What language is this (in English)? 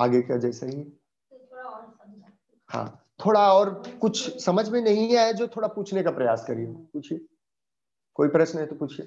Hindi